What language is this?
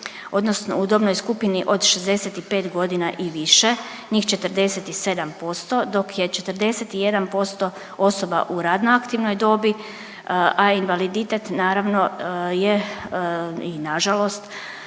Croatian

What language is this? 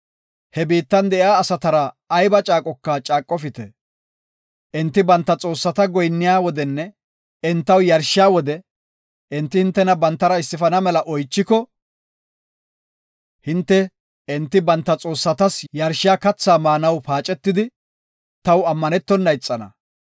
Gofa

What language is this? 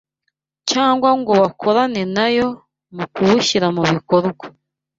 Kinyarwanda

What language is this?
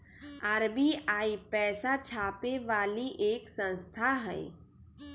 Magahi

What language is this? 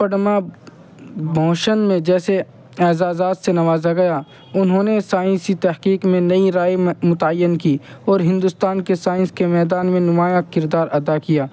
Urdu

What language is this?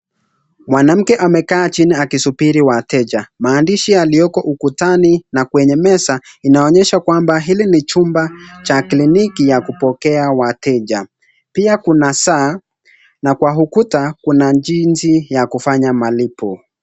Swahili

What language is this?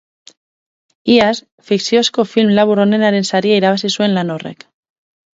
Basque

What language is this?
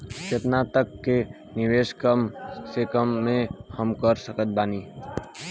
Bhojpuri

